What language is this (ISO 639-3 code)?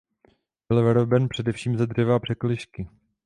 ces